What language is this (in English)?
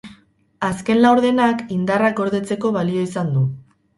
Basque